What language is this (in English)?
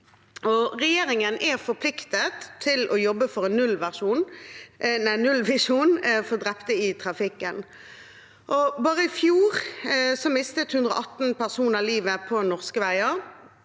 Norwegian